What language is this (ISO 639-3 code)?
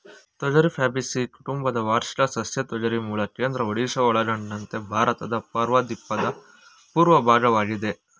kan